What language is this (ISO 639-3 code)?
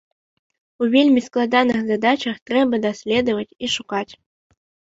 bel